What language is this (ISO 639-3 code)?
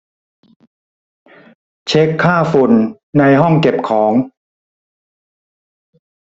tha